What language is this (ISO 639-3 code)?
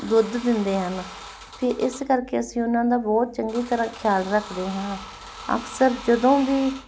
pan